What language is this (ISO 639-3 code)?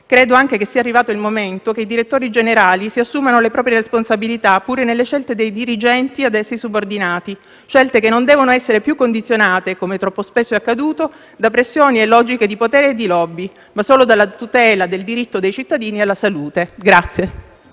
ita